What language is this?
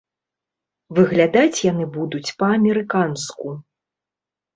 Belarusian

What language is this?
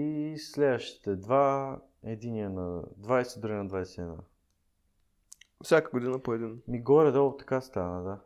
Bulgarian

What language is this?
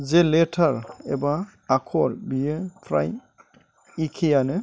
Bodo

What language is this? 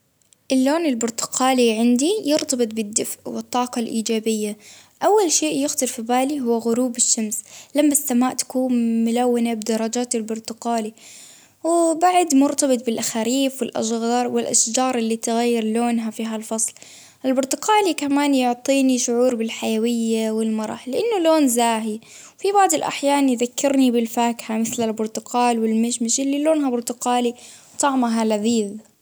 Baharna Arabic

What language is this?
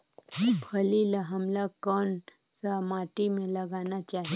Chhattisgarhi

